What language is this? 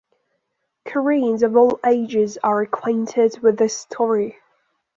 English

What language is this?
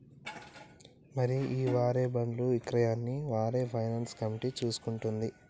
Telugu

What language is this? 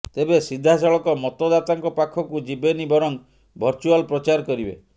Odia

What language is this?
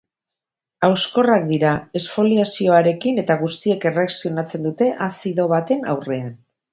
Basque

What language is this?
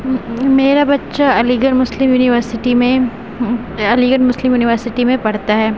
Urdu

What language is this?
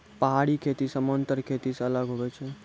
Maithili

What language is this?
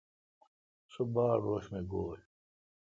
Kalkoti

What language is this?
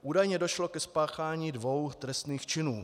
Czech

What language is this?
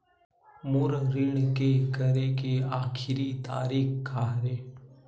Chhattisgarhi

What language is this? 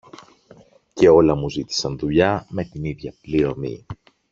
Greek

